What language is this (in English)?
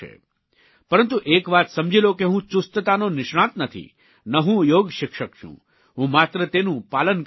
Gujarati